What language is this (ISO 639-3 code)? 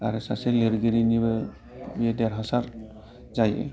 brx